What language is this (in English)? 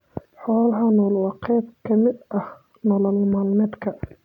Somali